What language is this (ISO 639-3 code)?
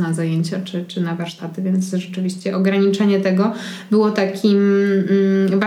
pol